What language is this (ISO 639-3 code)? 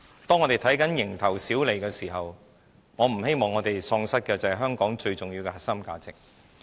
yue